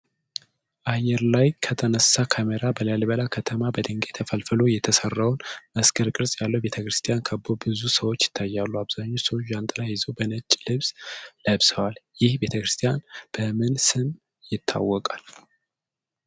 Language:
Amharic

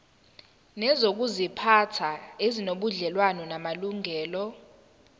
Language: Zulu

